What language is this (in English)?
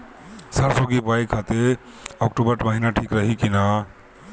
Bhojpuri